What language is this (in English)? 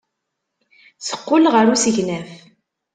Kabyle